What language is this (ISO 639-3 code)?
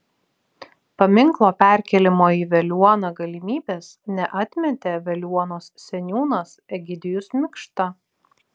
lit